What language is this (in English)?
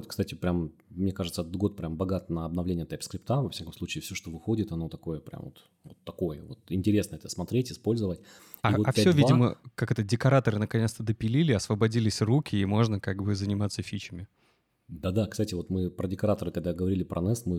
Russian